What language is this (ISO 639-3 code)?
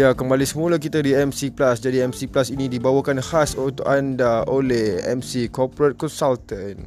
msa